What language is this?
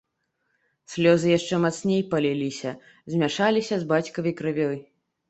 Belarusian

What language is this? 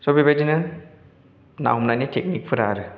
Bodo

